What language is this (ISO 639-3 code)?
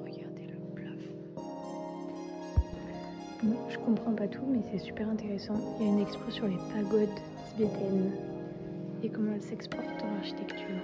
fra